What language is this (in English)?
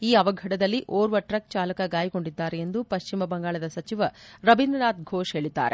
Kannada